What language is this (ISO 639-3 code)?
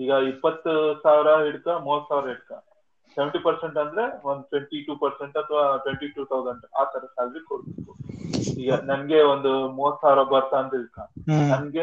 kan